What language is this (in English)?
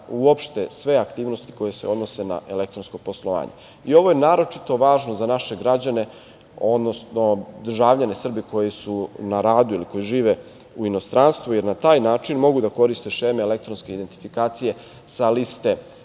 Serbian